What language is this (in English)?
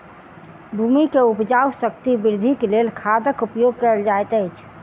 Maithili